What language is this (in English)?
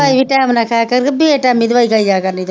Punjabi